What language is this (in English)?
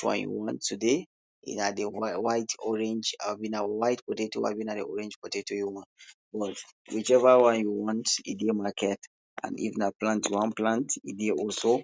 Nigerian Pidgin